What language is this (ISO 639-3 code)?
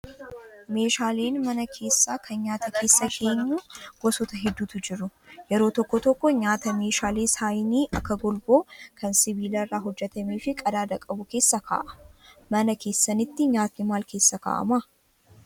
orm